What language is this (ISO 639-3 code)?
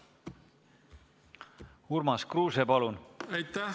est